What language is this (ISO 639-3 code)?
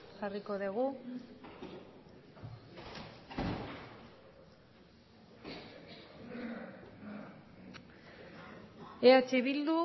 eus